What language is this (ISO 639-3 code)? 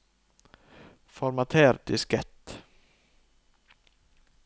nor